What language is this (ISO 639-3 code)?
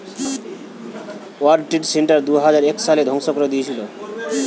ben